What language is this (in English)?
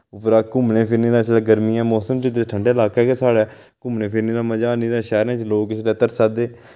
Dogri